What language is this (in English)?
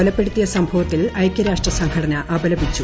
Malayalam